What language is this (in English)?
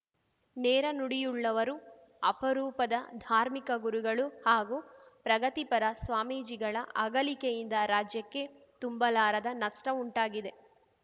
Kannada